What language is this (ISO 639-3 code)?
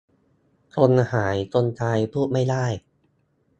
tha